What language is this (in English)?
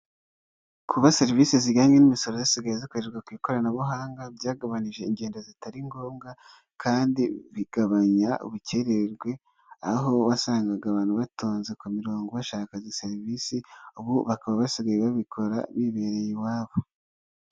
Kinyarwanda